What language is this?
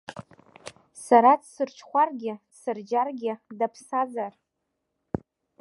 Abkhazian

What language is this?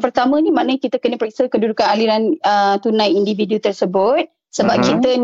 Malay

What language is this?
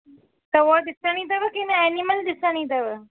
Sindhi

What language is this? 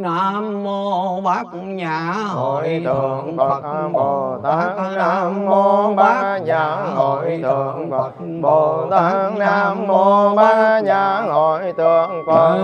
Vietnamese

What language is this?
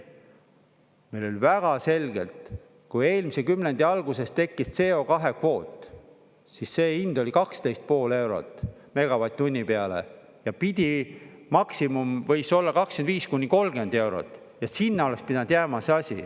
Estonian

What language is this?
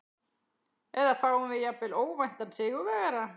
Icelandic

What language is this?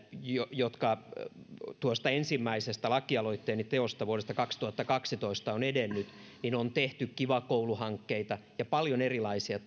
Finnish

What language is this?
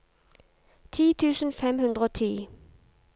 Norwegian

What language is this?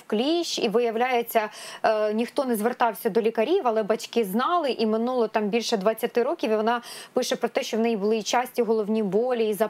Ukrainian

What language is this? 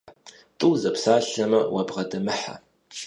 Kabardian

